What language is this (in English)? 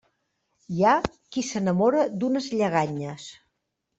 Catalan